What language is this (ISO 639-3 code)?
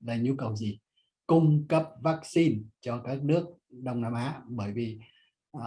vie